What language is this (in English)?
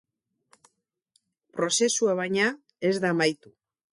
Basque